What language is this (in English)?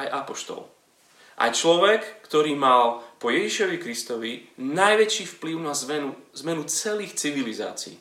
Slovak